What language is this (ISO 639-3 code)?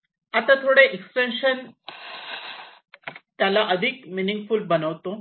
mar